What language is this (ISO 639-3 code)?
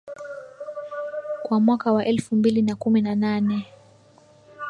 swa